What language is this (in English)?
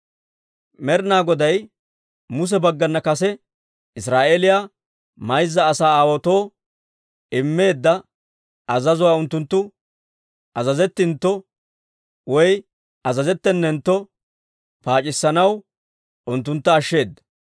Dawro